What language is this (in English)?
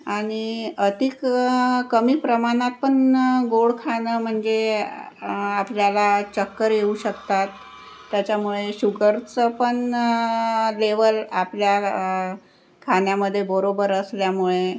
Marathi